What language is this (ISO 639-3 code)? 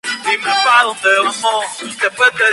spa